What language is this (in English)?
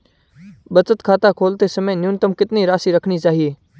Hindi